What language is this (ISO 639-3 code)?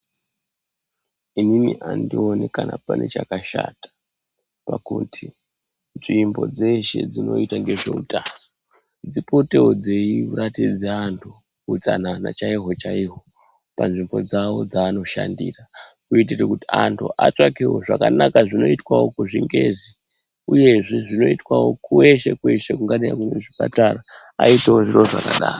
ndc